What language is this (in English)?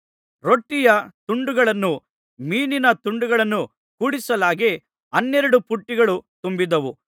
Kannada